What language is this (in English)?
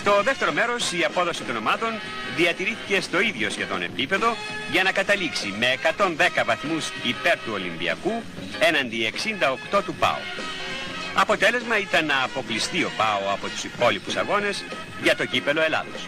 Greek